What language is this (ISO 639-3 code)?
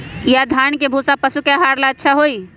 mag